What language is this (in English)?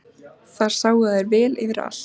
Icelandic